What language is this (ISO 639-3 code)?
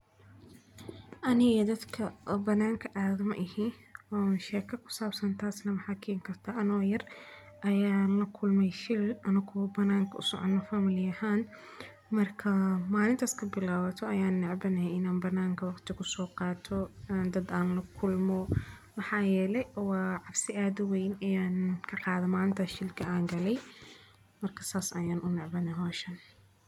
som